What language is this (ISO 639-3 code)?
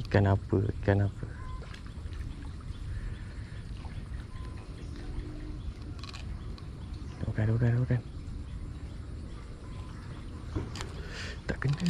msa